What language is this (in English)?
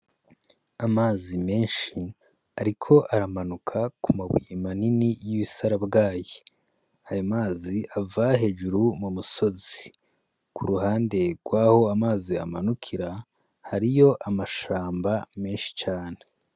Rundi